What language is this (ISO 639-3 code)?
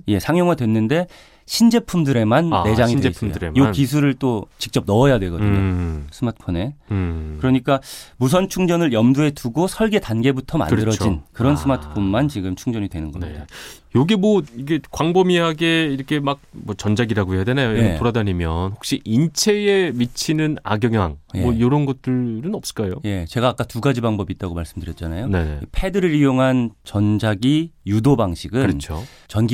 kor